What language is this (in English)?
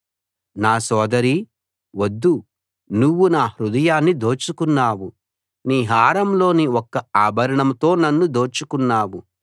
Telugu